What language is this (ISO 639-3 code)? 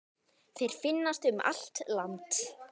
isl